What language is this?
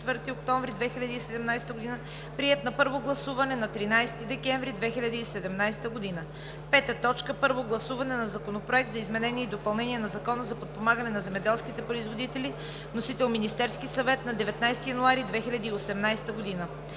Bulgarian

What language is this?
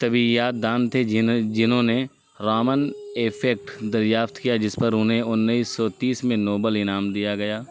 Urdu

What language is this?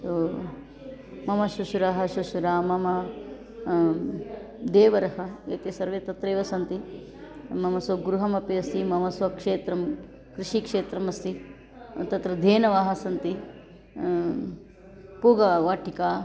Sanskrit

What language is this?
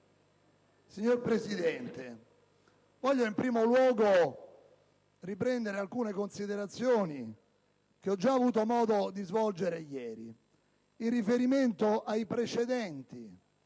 Italian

